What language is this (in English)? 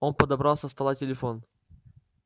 Russian